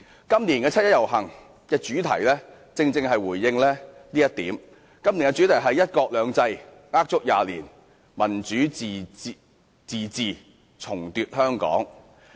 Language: Cantonese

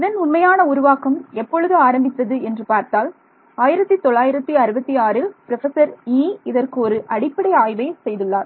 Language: Tamil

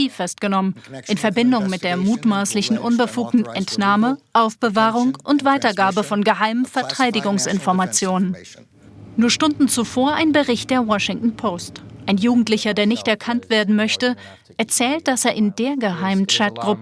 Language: German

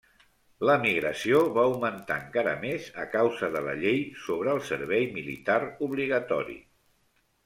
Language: Catalan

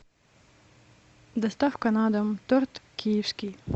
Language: Russian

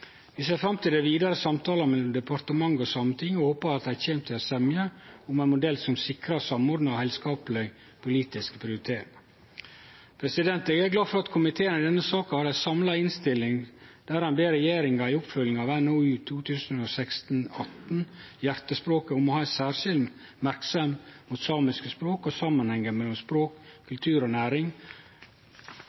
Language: Norwegian Nynorsk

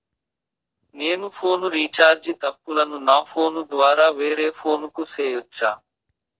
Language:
Telugu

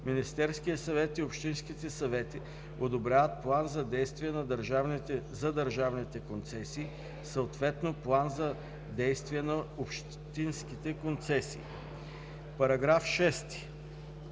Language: Bulgarian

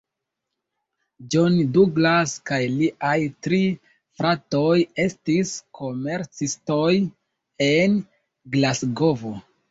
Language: Esperanto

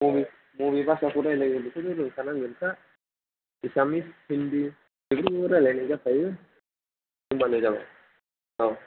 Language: Bodo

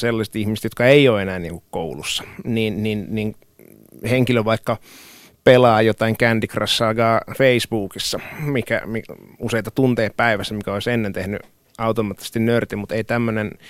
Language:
Finnish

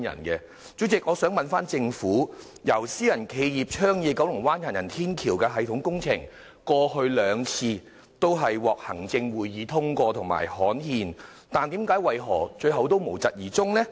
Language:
Cantonese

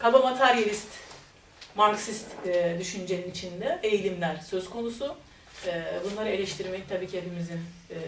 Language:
Turkish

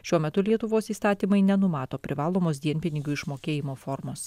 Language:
Lithuanian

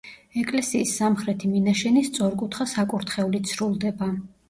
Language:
Georgian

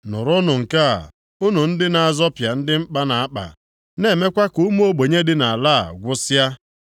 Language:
Igbo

